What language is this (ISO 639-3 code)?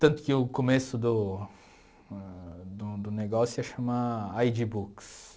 por